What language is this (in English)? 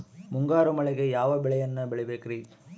Kannada